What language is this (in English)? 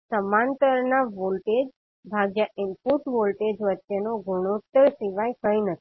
Gujarati